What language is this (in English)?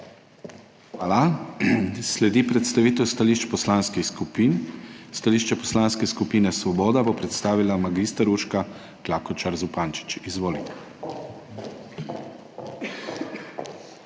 Slovenian